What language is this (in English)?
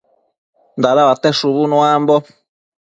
Matsés